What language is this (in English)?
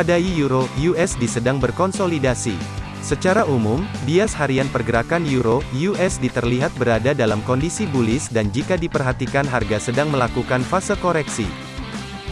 Indonesian